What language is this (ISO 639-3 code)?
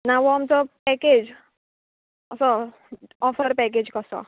kok